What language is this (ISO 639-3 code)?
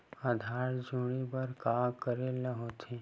hne